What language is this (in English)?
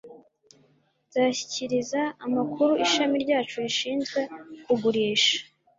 Kinyarwanda